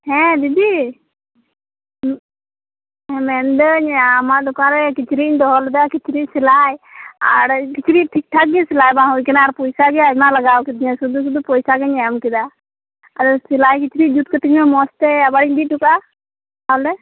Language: Santali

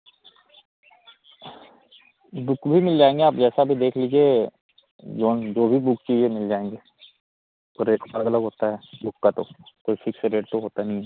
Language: Hindi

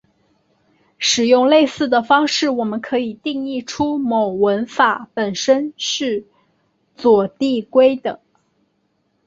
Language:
Chinese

